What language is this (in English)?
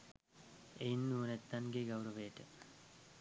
Sinhala